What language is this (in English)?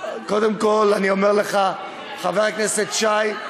Hebrew